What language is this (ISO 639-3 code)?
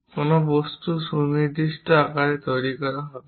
ben